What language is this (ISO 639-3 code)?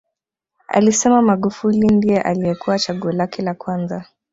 swa